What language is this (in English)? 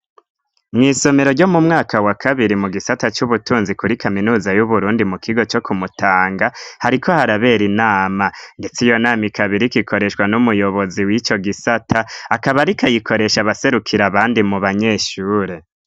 Rundi